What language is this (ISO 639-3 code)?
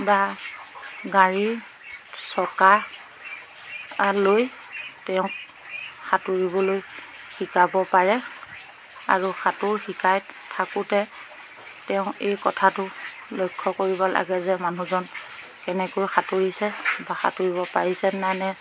asm